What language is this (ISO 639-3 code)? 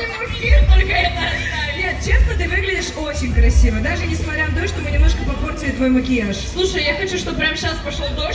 rus